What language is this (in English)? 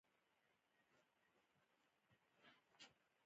Pashto